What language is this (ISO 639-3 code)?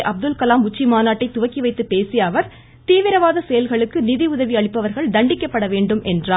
tam